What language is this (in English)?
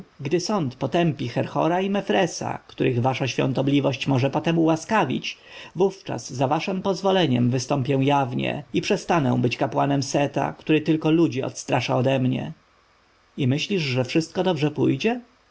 Polish